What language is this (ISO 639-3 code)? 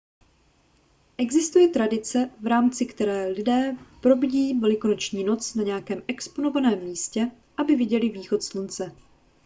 ces